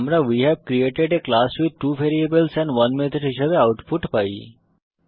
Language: Bangla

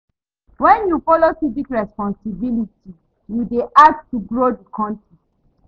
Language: Nigerian Pidgin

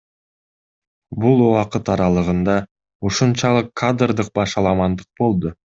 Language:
Kyrgyz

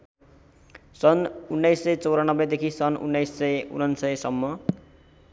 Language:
Nepali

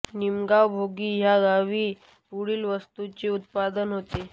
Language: Marathi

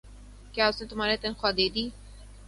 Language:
Urdu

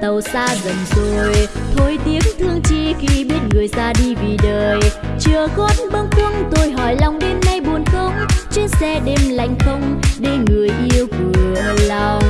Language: Vietnamese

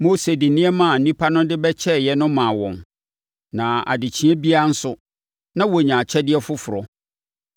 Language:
Akan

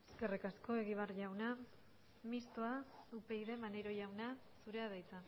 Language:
Basque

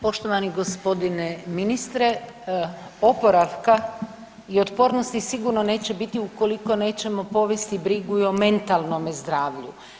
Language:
Croatian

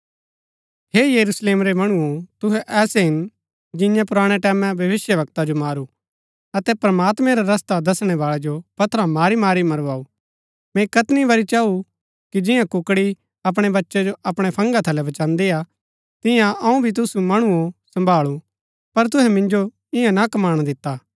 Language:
Gaddi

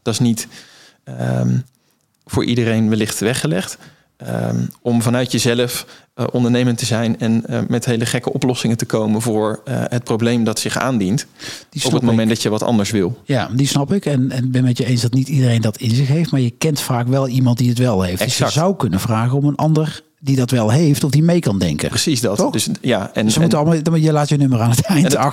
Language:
Dutch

